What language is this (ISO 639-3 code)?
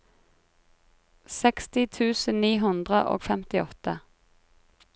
nor